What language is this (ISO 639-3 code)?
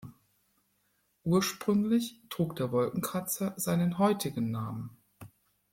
deu